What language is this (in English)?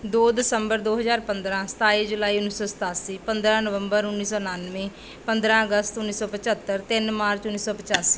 Punjabi